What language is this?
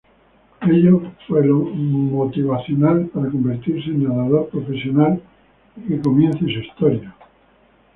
Spanish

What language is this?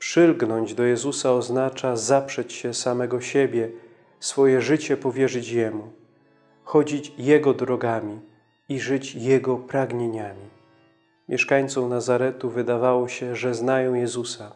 Polish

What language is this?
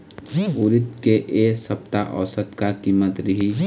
Chhattisgarhi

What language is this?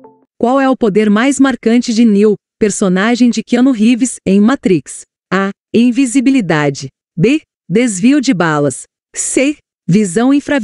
Portuguese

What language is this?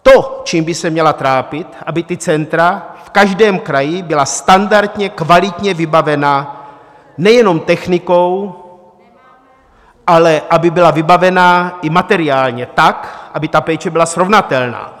Czech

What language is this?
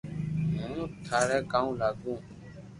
Loarki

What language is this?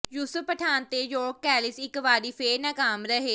Punjabi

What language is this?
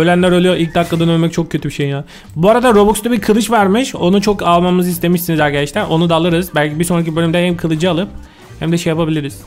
Turkish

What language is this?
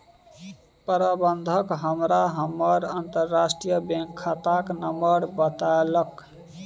Maithili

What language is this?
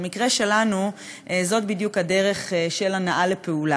Hebrew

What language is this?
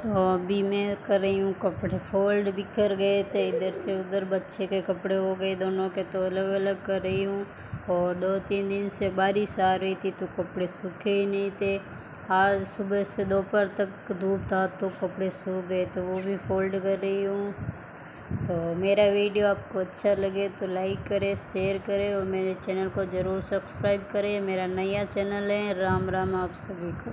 Hindi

